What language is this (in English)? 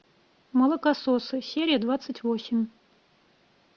Russian